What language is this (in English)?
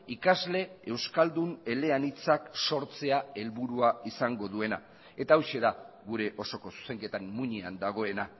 Basque